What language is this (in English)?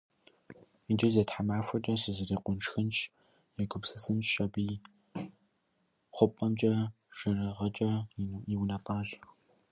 Kabardian